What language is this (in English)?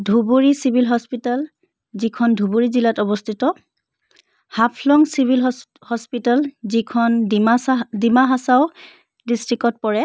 Assamese